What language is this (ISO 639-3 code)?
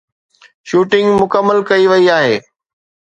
snd